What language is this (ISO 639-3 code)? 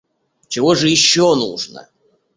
rus